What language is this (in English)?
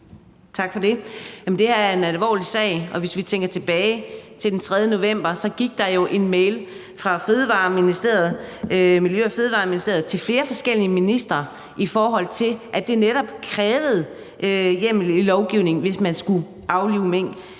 Danish